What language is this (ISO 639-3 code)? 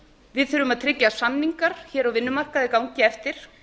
isl